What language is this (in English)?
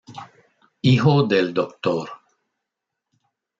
Spanish